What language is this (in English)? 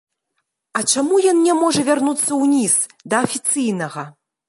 Belarusian